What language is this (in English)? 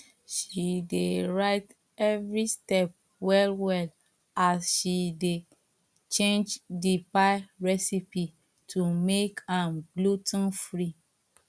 Nigerian Pidgin